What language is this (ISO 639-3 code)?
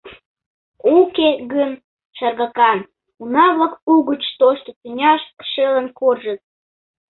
chm